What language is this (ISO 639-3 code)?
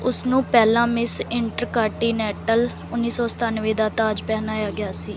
pan